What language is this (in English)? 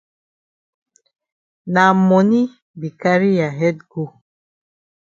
Cameroon Pidgin